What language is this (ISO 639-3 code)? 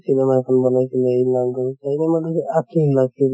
asm